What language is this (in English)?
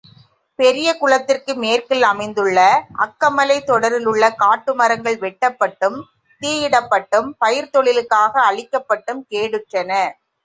Tamil